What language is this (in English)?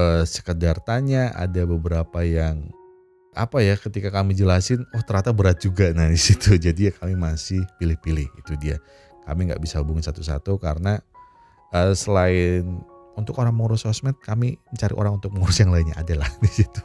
Indonesian